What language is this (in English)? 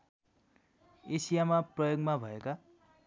Nepali